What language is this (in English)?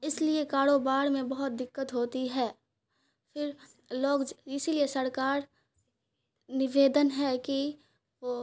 Urdu